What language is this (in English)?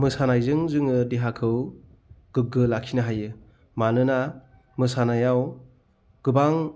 Bodo